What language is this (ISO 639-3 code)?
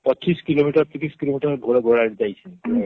ori